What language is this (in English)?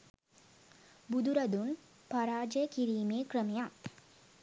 Sinhala